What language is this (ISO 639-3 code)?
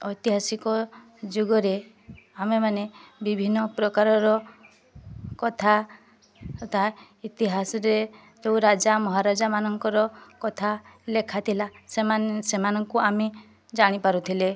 ori